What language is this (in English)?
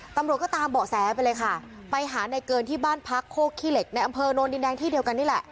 Thai